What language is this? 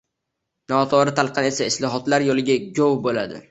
Uzbek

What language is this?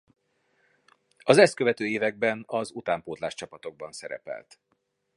Hungarian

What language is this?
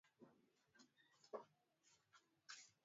Swahili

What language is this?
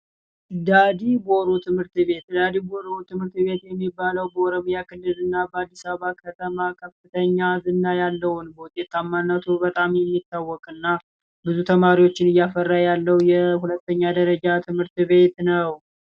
Amharic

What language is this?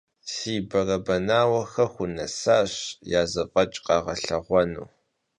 Kabardian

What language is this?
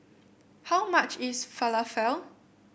English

